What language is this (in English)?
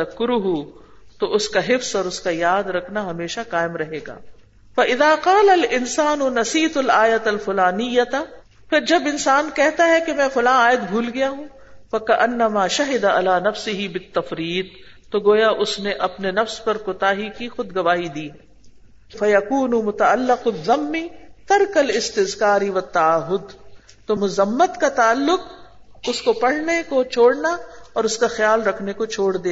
Urdu